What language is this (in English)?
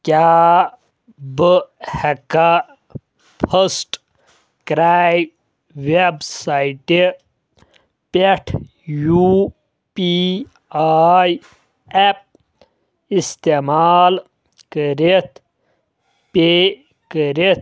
Kashmiri